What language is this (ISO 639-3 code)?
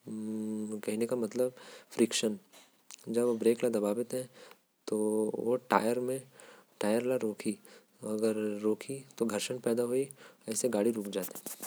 kfp